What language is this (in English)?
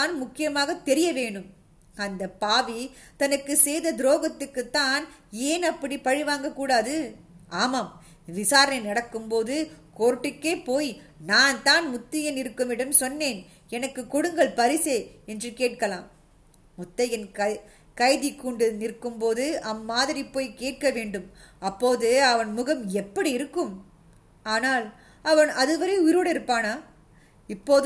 Tamil